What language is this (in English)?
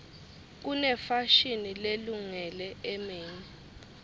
Swati